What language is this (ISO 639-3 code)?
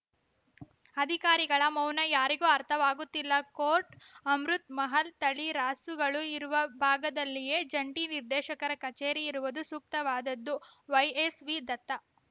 kan